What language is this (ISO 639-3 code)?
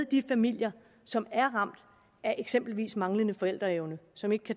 dan